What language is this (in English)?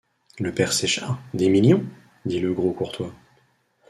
French